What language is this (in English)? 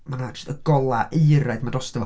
Welsh